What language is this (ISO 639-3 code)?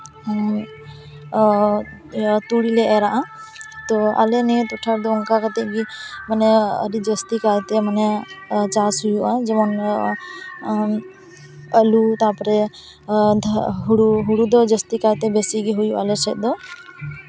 sat